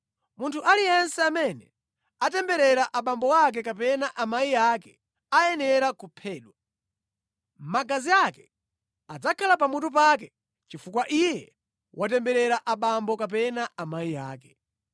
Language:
Nyanja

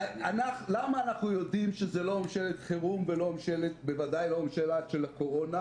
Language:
Hebrew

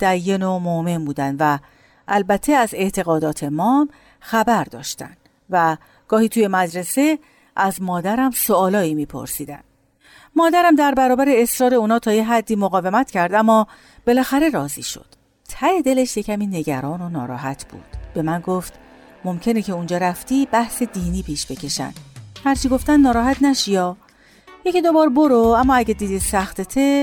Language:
Persian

